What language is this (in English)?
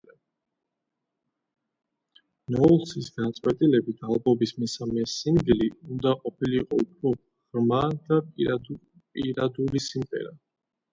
Georgian